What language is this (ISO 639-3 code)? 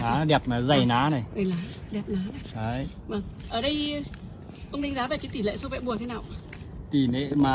vie